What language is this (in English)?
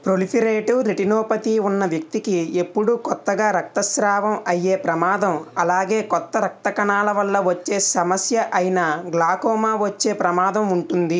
Telugu